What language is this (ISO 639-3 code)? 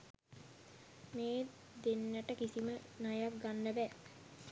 sin